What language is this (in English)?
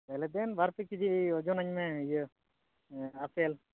Santali